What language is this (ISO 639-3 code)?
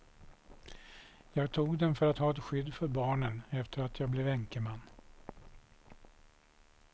swe